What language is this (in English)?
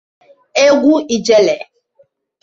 Igbo